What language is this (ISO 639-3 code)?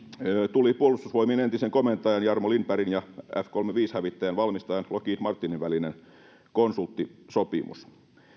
fin